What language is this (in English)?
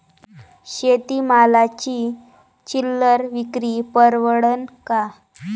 Marathi